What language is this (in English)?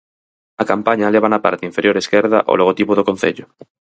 Galician